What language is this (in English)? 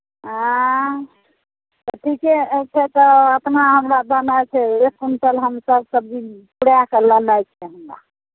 Maithili